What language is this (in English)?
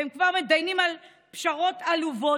Hebrew